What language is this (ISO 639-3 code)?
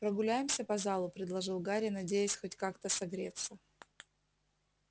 rus